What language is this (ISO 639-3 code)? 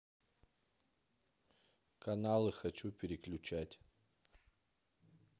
rus